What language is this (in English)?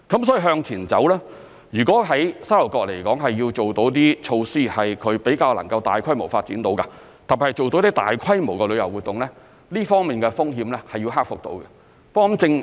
Cantonese